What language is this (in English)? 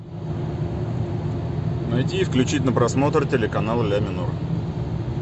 Russian